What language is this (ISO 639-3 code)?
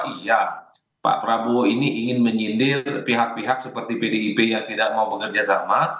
ind